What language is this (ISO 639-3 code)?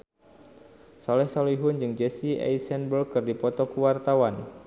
sun